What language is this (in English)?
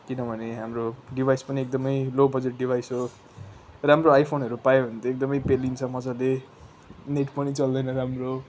Nepali